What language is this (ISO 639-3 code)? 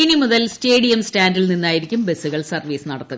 mal